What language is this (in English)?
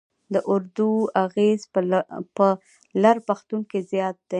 Pashto